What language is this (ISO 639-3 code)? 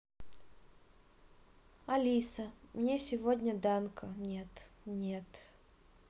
rus